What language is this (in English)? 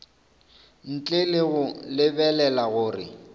Northern Sotho